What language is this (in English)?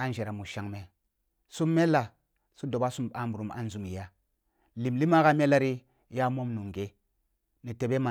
Kulung (Nigeria)